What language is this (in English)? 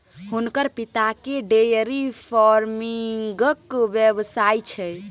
Maithili